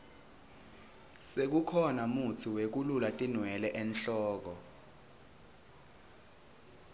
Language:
Swati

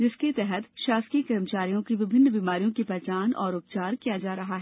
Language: Hindi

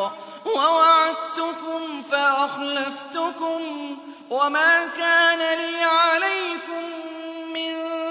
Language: Arabic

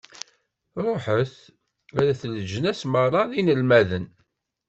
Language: Kabyle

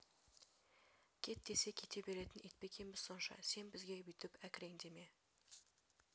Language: Kazakh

